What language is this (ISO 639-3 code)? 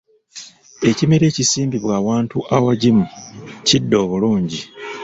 lug